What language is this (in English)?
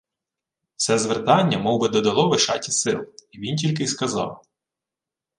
Ukrainian